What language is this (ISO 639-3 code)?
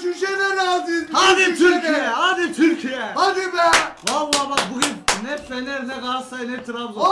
tur